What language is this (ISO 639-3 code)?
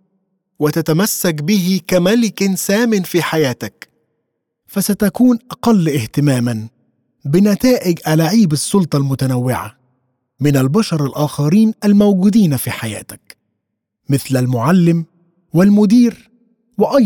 ara